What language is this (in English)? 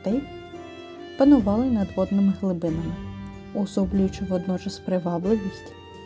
Ukrainian